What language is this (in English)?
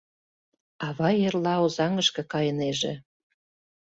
Mari